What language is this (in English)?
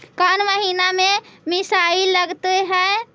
Magahi